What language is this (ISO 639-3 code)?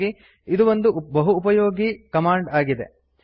kan